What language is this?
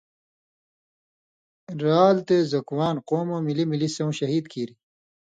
Indus Kohistani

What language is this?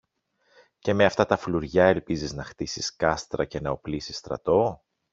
Greek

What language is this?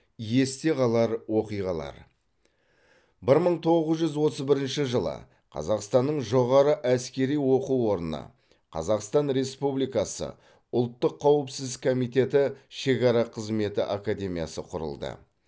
Kazakh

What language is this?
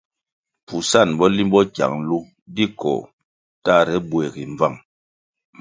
Kwasio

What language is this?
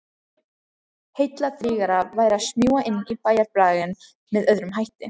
Icelandic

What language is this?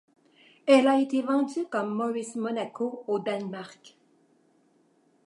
French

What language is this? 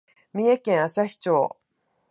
Japanese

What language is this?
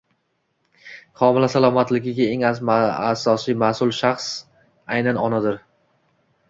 Uzbek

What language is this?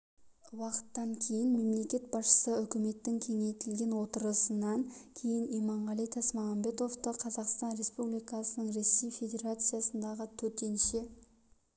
Kazakh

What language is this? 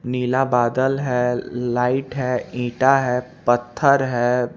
Hindi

